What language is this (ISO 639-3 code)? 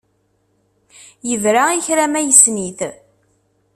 kab